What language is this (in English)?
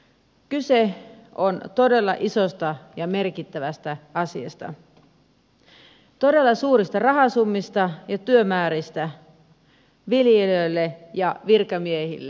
Finnish